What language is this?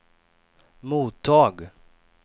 Swedish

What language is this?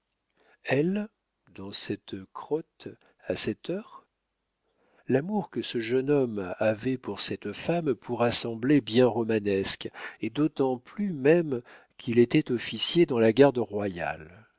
French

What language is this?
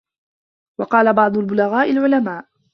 Arabic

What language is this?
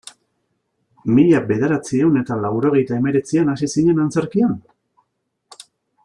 Basque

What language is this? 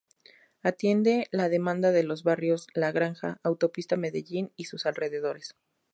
Spanish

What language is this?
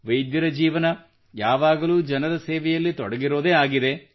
Kannada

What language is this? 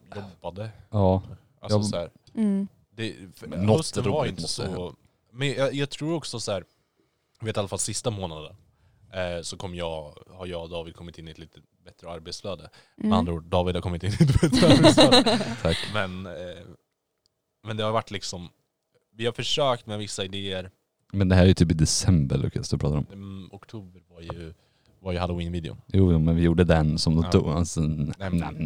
Swedish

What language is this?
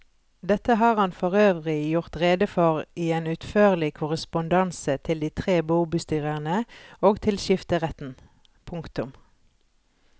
Norwegian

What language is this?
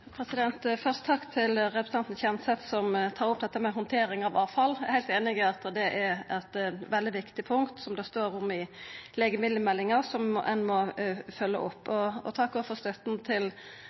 Norwegian Nynorsk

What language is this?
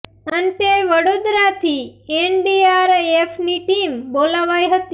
Gujarati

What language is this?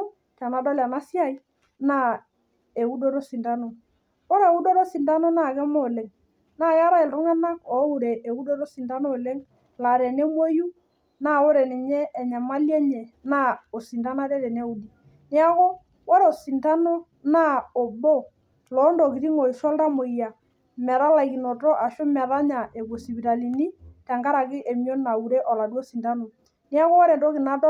Masai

